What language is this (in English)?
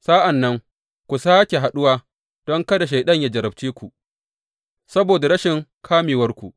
Hausa